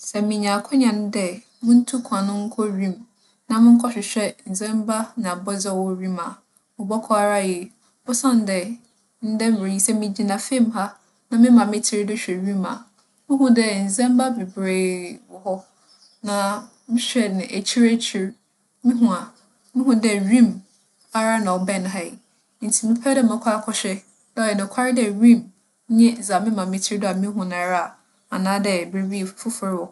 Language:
Akan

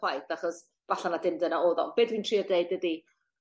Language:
Welsh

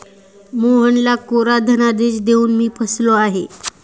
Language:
Marathi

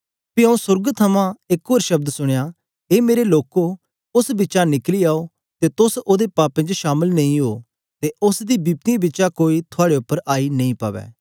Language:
Dogri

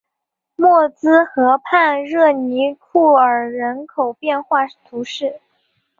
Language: Chinese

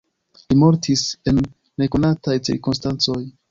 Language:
Esperanto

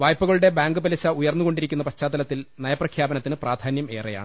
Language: Malayalam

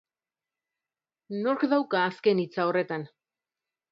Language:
Basque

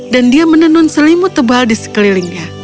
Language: Indonesian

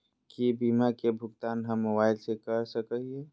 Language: Magahi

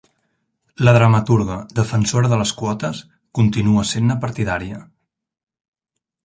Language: Catalan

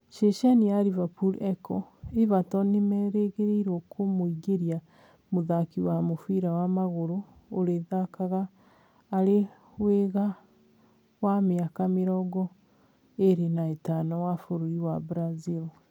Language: Kikuyu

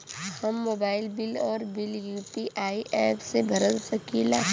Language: Bhojpuri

